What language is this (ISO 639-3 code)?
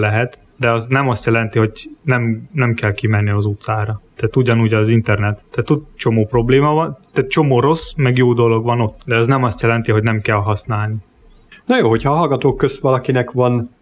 hun